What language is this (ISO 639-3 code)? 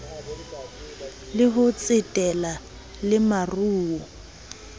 sot